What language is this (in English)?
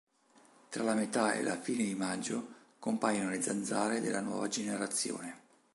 Italian